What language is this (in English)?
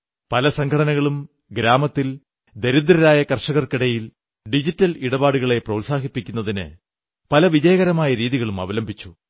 Malayalam